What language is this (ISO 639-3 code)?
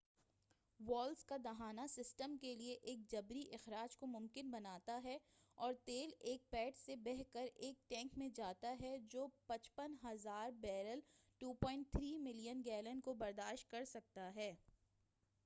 urd